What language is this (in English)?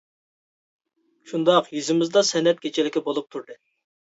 Uyghur